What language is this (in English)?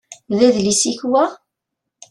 Kabyle